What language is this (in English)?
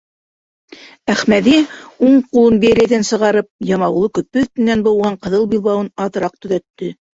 Bashkir